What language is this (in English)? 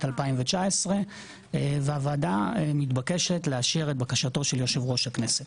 Hebrew